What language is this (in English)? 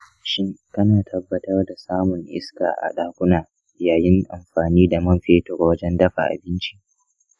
Hausa